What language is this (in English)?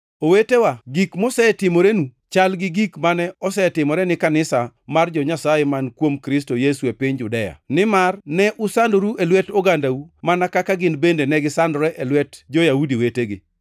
Luo (Kenya and Tanzania)